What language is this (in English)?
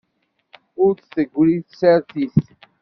Kabyle